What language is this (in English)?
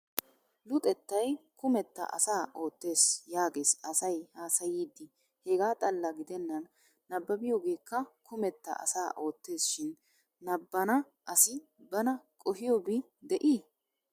Wolaytta